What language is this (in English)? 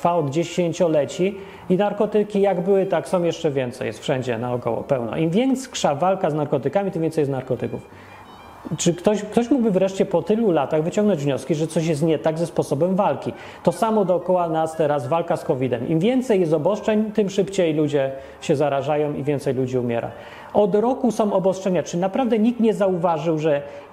Polish